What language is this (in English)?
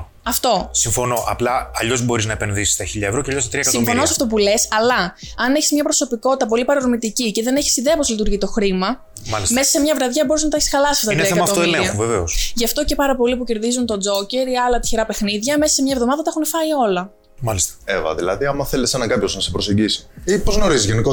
Greek